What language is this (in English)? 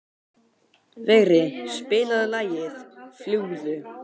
Icelandic